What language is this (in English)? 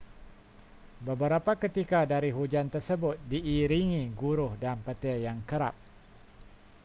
Malay